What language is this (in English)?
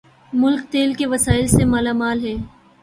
Urdu